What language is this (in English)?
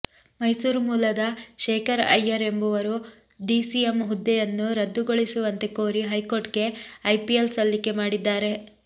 Kannada